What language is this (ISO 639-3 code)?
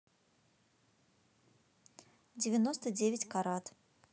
rus